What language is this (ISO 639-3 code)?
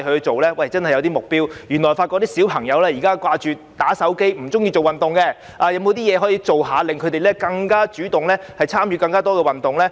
yue